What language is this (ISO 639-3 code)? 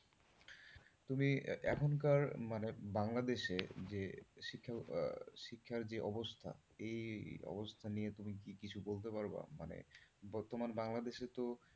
ben